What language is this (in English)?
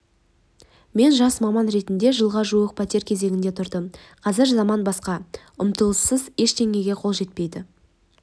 Kazakh